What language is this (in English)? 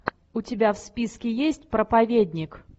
Russian